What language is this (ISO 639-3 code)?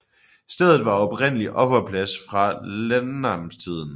dan